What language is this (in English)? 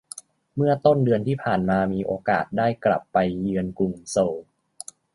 Thai